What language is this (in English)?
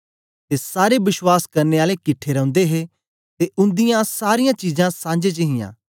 Dogri